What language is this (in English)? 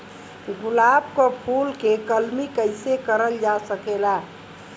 Bhojpuri